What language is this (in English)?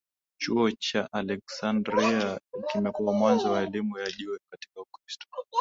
Swahili